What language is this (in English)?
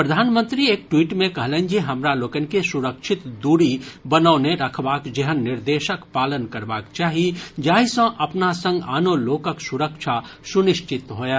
Maithili